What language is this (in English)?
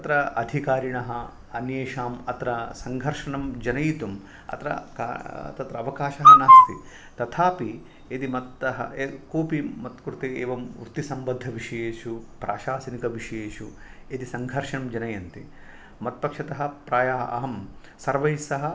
Sanskrit